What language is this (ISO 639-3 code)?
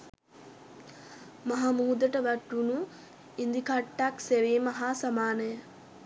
sin